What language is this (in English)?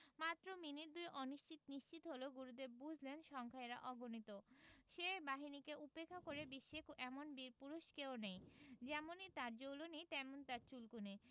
Bangla